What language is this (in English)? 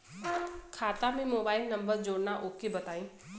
Bhojpuri